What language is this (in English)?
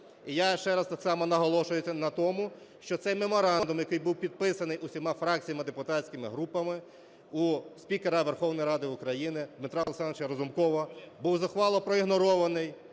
Ukrainian